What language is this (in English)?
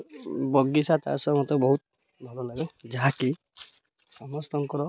Odia